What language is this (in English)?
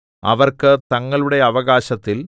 Malayalam